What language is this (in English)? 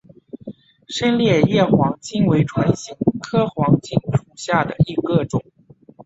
Chinese